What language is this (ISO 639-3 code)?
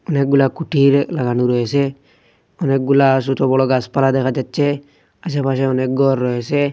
ben